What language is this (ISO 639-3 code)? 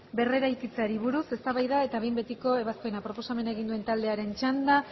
eus